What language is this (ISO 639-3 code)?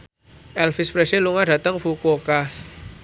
jav